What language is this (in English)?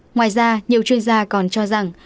Vietnamese